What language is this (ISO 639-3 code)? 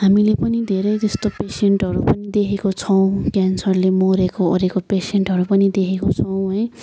nep